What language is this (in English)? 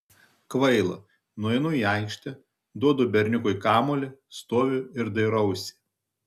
Lithuanian